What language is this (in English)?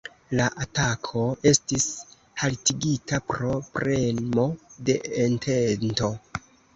Esperanto